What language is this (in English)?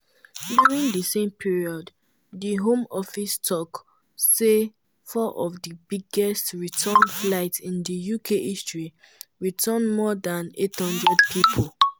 Nigerian Pidgin